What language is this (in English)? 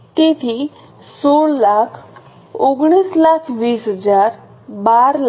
Gujarati